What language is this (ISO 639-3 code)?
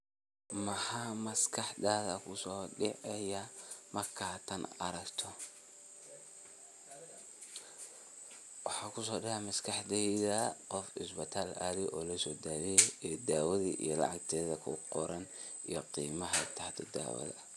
som